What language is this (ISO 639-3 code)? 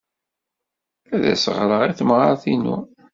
kab